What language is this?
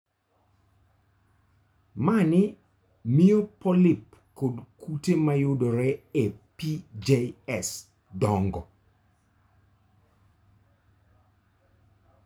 Luo (Kenya and Tanzania)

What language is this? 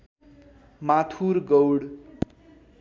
Nepali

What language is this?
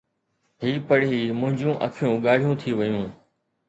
Sindhi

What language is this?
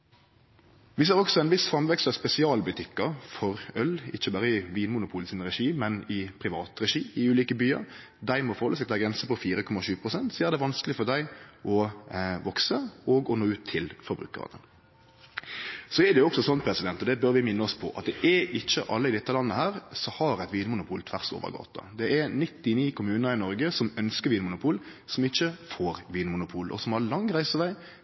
Norwegian Nynorsk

